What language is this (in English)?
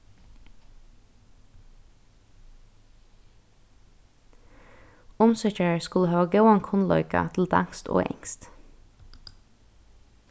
Faroese